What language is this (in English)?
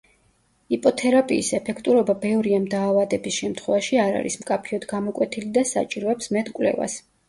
Georgian